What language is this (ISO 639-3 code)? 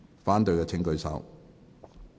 yue